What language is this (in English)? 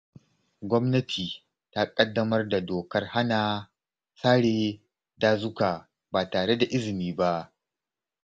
Hausa